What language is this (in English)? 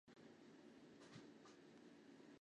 Chinese